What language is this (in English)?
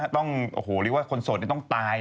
Thai